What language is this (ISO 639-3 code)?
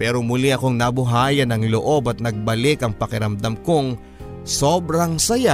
fil